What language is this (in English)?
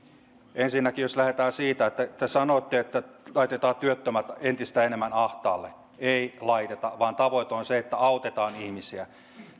Finnish